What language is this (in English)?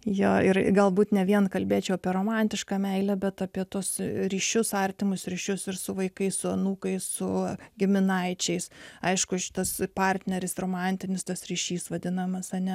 Lithuanian